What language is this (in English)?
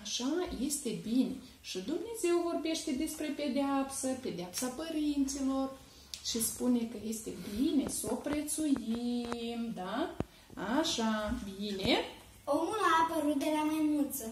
Romanian